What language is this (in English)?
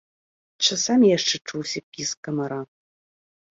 Belarusian